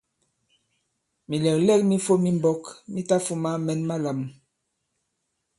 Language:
Bankon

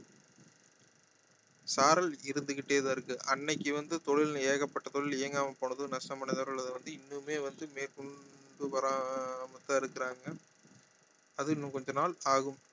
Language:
Tamil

